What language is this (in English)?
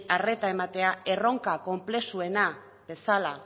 Basque